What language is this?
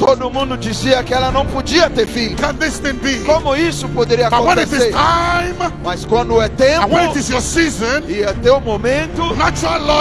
Portuguese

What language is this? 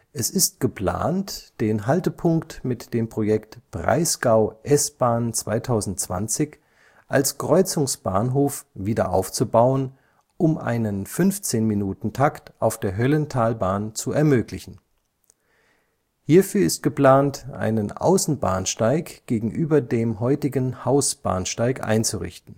German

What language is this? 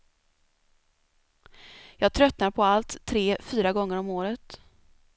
Swedish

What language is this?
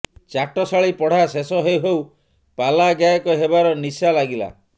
Odia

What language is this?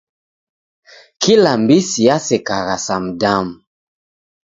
Taita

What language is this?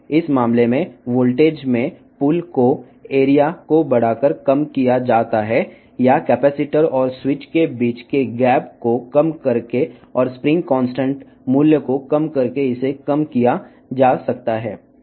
Telugu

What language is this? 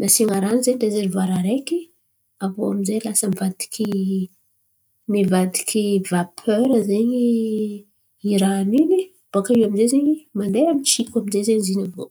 Antankarana Malagasy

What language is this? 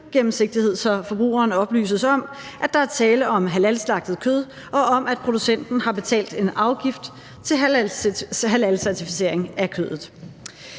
Danish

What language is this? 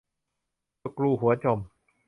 Thai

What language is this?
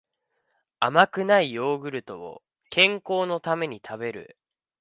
Japanese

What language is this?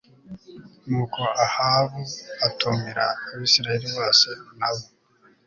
Kinyarwanda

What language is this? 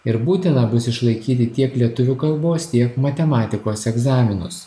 Lithuanian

